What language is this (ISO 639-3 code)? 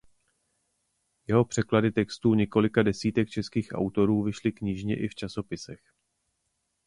ces